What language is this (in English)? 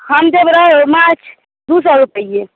Maithili